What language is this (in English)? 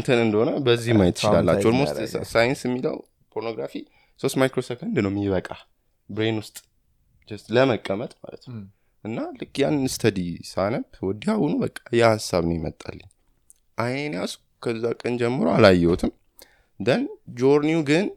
Amharic